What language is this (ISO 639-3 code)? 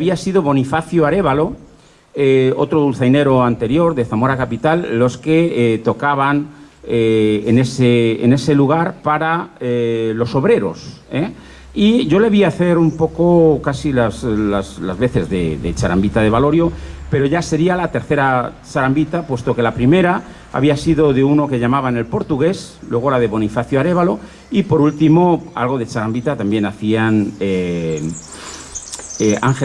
spa